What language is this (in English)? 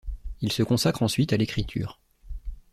French